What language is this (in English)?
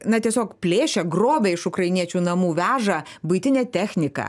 Lithuanian